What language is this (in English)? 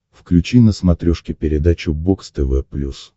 Russian